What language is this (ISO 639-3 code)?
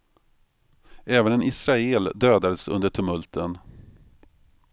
swe